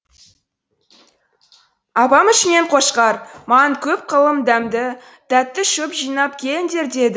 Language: Kazakh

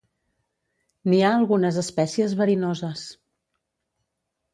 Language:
Catalan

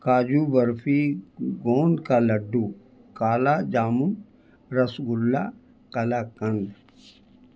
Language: Urdu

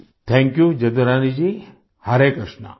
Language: Gujarati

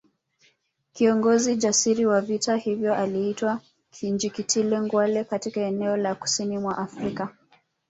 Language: Swahili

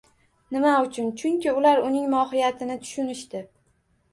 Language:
Uzbek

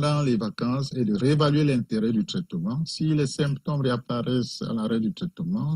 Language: French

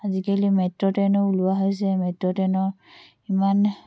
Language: Assamese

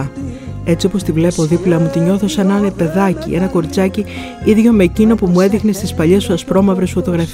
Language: Greek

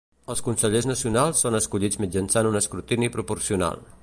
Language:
Catalan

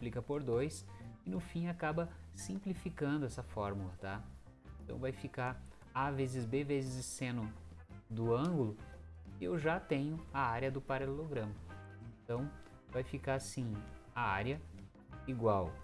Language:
Portuguese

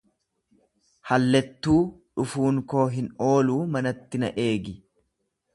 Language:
Oromo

